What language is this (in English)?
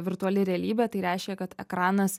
Lithuanian